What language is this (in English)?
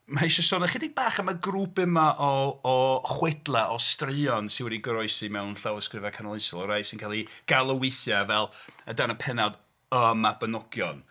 Welsh